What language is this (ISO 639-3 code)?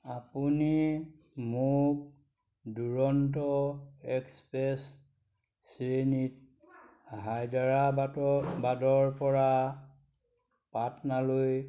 asm